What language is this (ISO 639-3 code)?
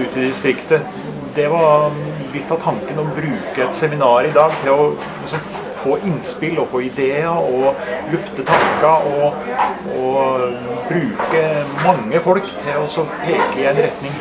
nor